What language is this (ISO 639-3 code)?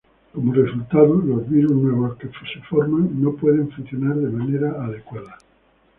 spa